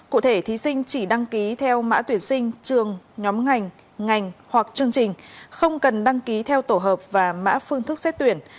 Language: Vietnamese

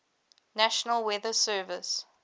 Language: English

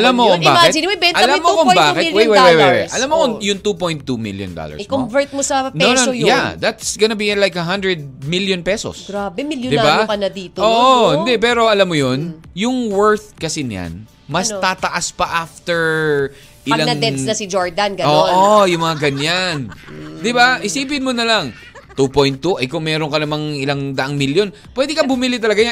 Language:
Filipino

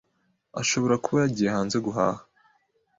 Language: Kinyarwanda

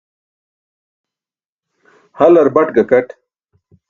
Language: Burushaski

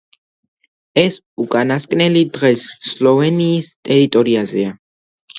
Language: Georgian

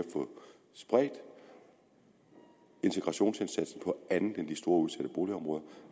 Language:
Danish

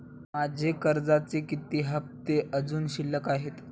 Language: Marathi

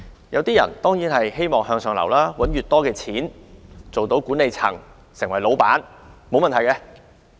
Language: Cantonese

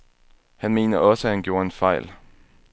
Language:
Danish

